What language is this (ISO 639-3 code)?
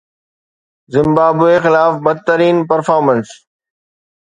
snd